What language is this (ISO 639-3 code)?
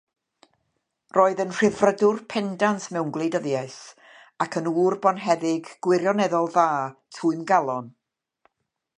cym